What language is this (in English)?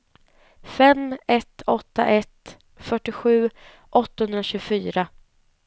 Swedish